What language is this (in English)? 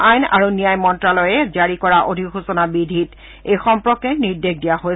Assamese